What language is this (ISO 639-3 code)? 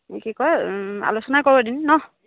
asm